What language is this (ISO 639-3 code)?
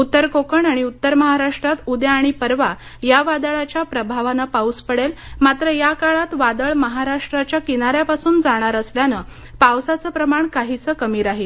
mar